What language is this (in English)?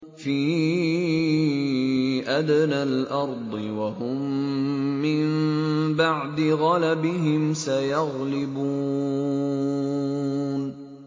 Arabic